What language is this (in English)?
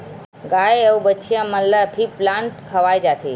Chhattisgarhi